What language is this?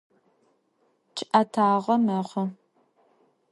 Adyghe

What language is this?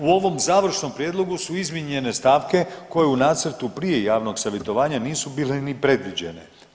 Croatian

